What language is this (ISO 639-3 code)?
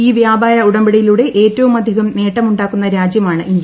mal